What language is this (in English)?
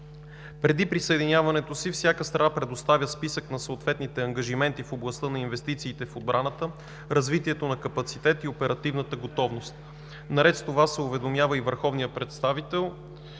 Bulgarian